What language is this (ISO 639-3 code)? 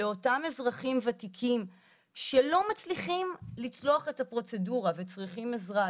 heb